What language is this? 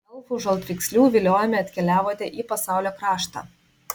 Lithuanian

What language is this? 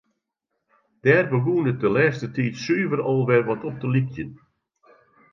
Western Frisian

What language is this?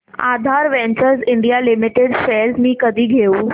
Marathi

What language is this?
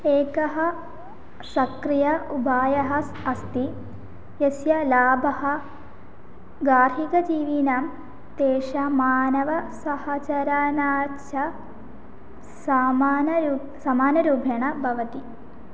Sanskrit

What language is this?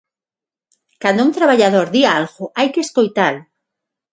Galician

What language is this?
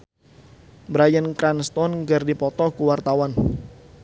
Sundanese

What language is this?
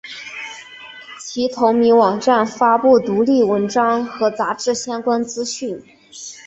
Chinese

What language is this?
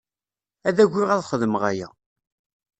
Kabyle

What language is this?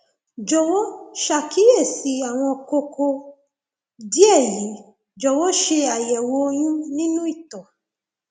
Yoruba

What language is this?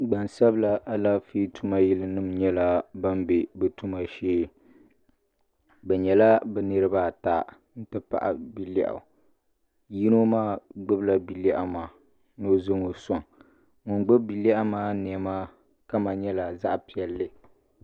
Dagbani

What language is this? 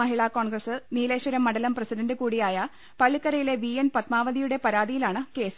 Malayalam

